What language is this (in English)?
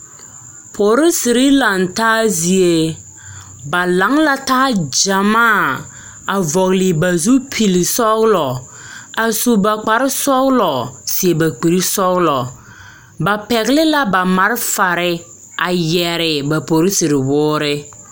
Southern Dagaare